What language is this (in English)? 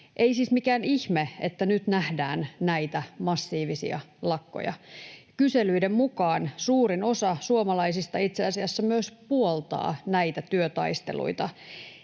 Finnish